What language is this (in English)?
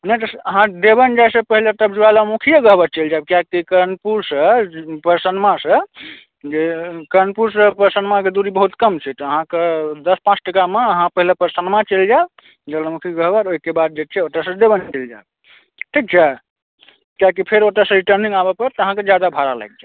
Maithili